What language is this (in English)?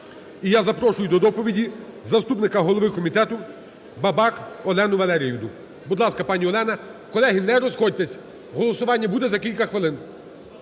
Ukrainian